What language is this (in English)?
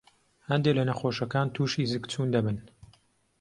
Central Kurdish